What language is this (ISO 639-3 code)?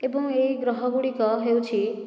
ori